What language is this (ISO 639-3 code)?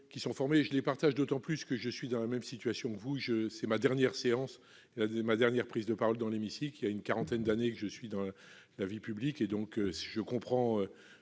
fra